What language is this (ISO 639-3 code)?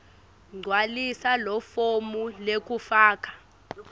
ssw